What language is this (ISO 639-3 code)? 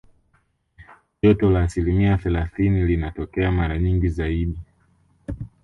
swa